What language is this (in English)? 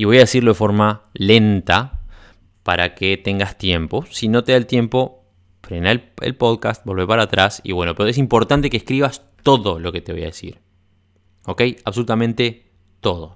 Spanish